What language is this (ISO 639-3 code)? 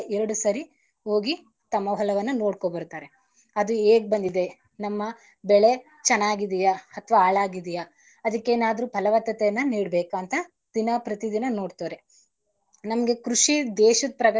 kan